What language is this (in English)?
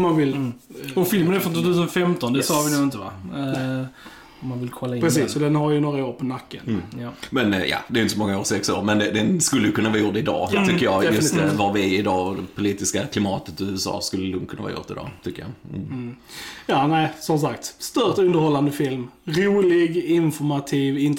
Swedish